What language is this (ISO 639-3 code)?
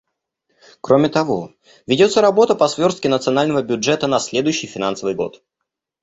rus